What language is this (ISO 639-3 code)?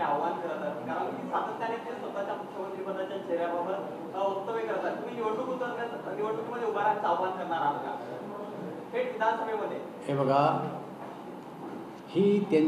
mar